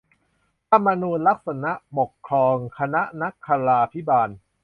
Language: Thai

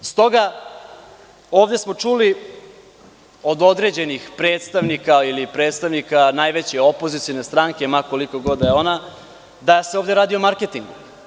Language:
Serbian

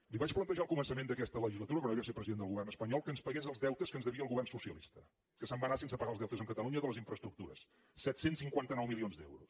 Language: Catalan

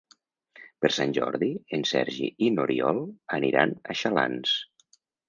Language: Catalan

